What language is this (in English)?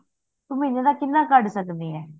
Punjabi